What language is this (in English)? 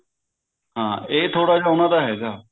Punjabi